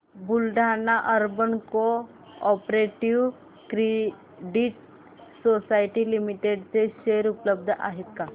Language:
Marathi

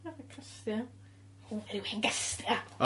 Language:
Welsh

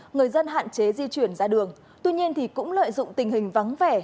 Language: Vietnamese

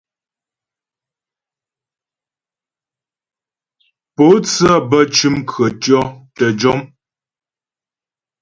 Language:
Ghomala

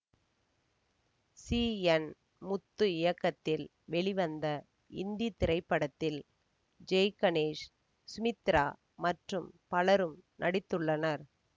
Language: Tamil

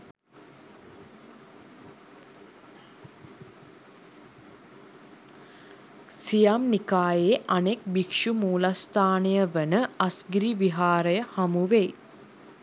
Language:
Sinhala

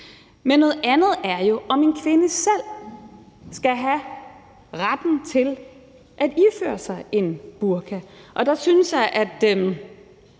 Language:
Danish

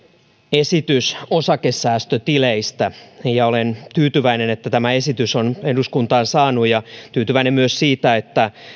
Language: Finnish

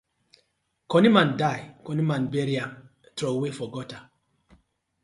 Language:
Nigerian Pidgin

